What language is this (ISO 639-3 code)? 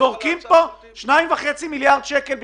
heb